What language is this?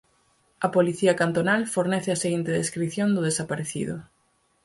Galician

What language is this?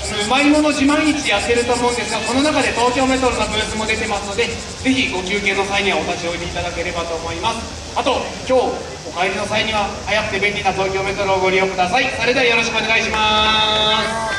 Japanese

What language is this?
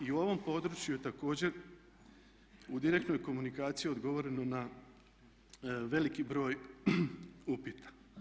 Croatian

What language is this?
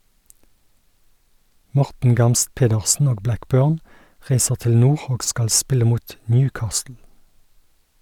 Norwegian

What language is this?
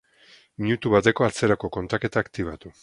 Basque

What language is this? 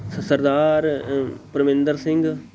Punjabi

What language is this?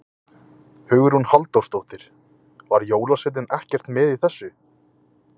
Icelandic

